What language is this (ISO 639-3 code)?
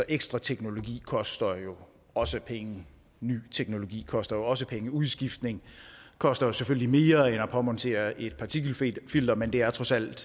dan